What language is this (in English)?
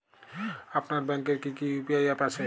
Bangla